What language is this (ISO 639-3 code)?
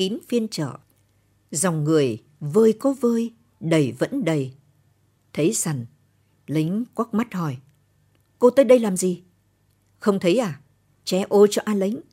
vie